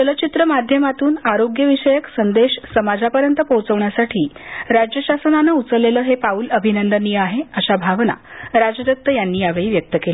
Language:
Marathi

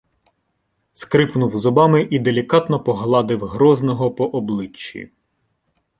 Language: Ukrainian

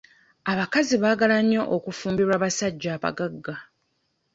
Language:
Ganda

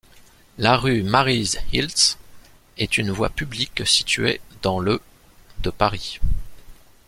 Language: French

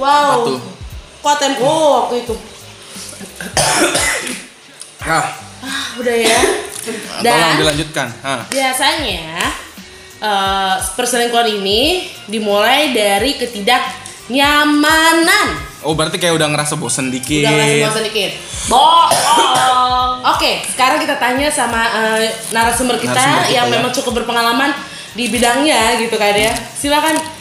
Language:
Indonesian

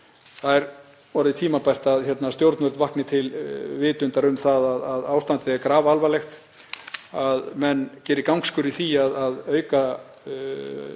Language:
Icelandic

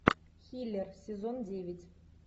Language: Russian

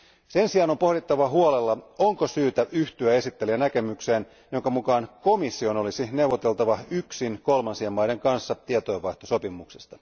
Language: Finnish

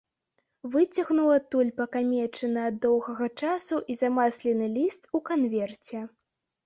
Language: Belarusian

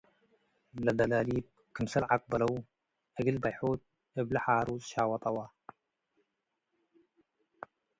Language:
Tigre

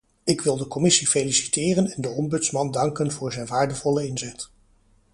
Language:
Dutch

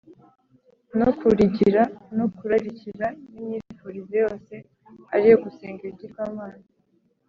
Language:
Kinyarwanda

